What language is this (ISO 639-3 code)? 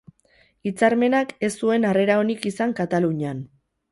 eus